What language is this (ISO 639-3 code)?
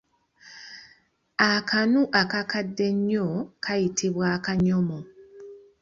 lug